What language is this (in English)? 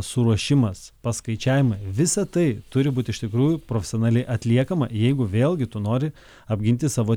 Lithuanian